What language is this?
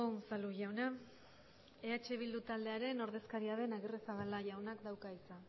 Basque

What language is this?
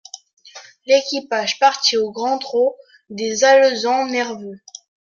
French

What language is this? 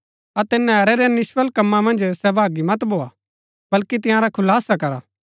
Gaddi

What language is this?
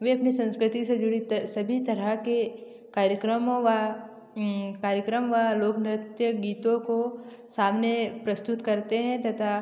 Hindi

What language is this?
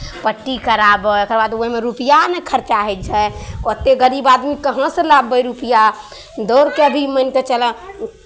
Maithili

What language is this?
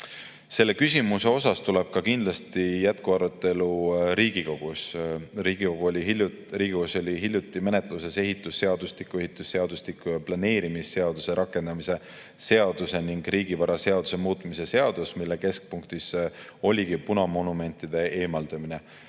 Estonian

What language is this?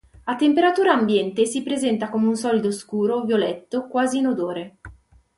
Italian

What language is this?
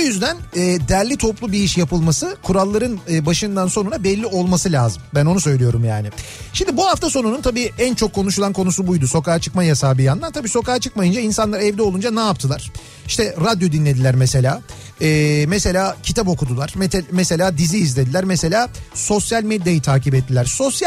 Turkish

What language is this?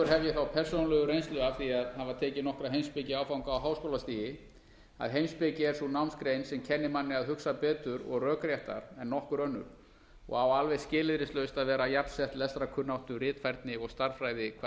Icelandic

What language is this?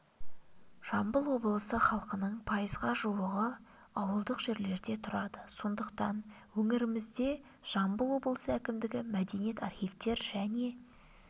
Kazakh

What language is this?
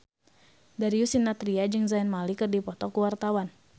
Sundanese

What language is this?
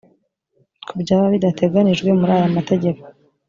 Kinyarwanda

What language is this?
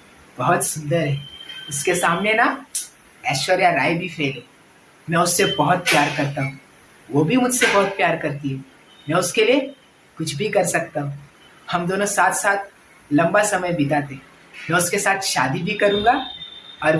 Hindi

